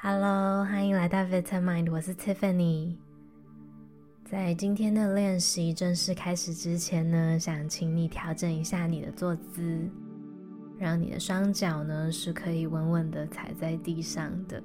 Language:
Chinese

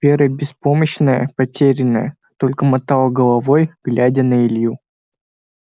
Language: Russian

